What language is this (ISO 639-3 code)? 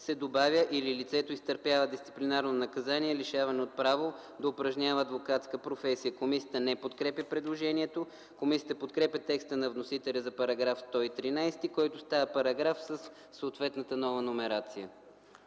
bul